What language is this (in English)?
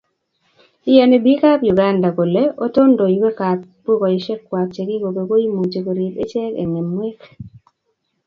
Kalenjin